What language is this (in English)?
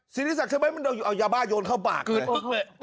Thai